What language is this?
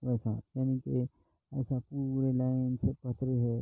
Urdu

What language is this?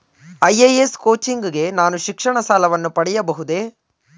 Kannada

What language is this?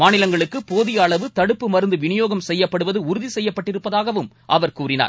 Tamil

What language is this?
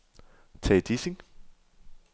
Danish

